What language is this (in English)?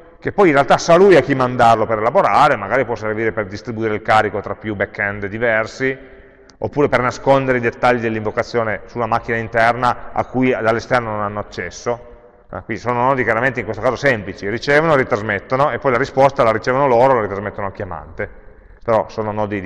Italian